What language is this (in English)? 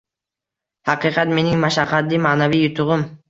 Uzbek